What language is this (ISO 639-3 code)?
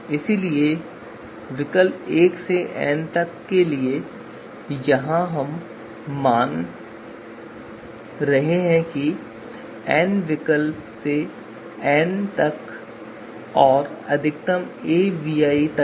hin